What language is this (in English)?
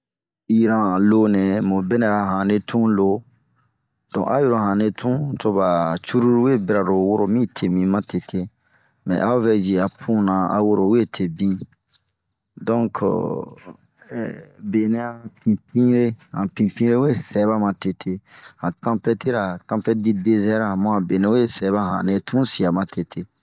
Bomu